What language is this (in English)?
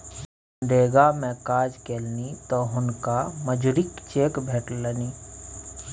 Maithili